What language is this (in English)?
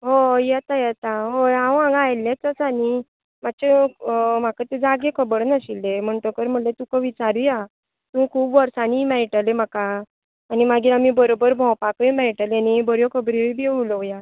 Konkani